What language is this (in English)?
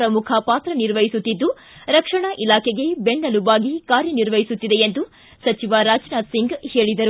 Kannada